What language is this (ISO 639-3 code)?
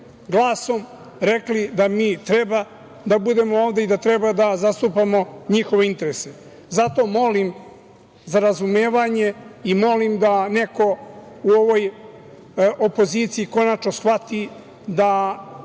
srp